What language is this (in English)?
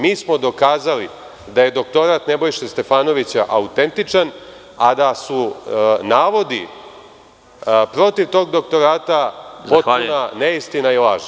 Serbian